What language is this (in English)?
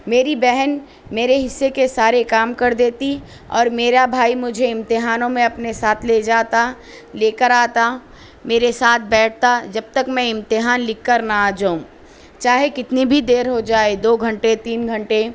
Urdu